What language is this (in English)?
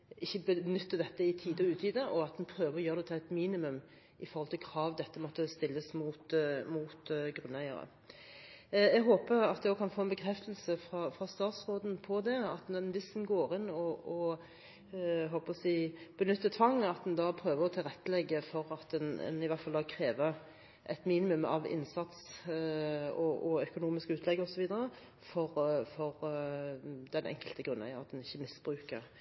Norwegian